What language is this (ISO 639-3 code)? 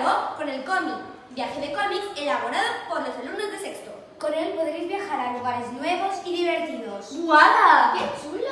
spa